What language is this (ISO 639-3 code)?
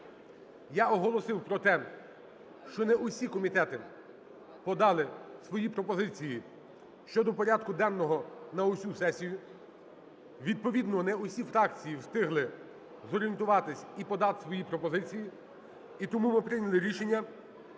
ukr